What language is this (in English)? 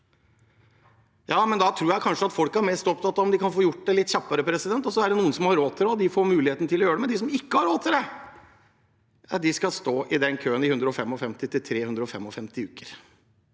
Norwegian